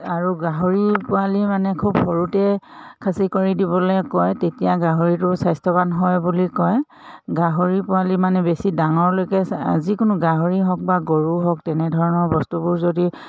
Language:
Assamese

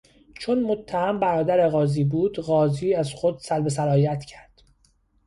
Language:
Persian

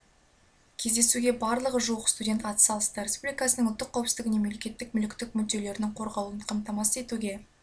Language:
Kazakh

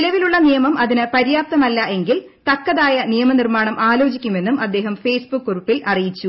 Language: Malayalam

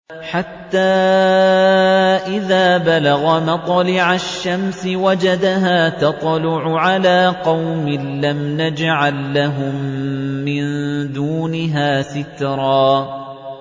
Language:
Arabic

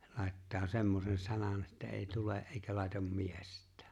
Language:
Finnish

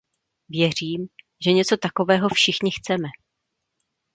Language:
Czech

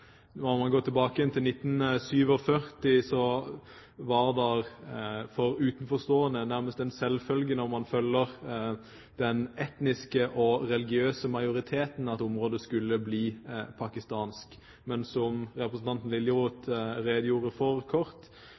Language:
Norwegian Bokmål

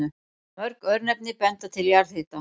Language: Icelandic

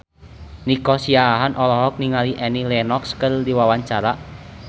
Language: Sundanese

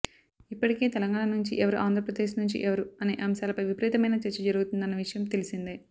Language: Telugu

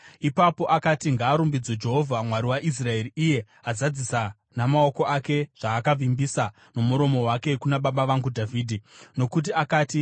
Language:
Shona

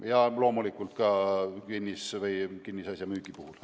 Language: Estonian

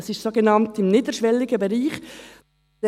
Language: Swiss German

